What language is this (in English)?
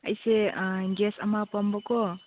Manipuri